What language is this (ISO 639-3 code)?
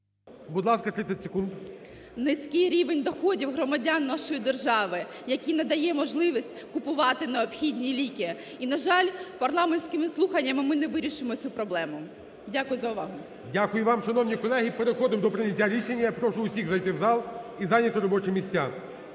ukr